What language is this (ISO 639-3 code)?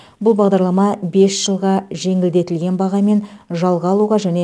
kaz